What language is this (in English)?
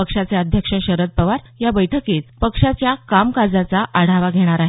Marathi